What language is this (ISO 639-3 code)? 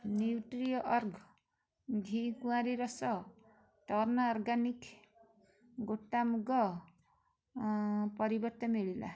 ori